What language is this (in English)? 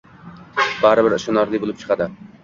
Uzbek